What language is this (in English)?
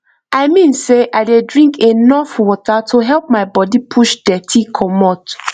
Nigerian Pidgin